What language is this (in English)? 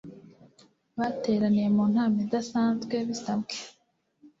Kinyarwanda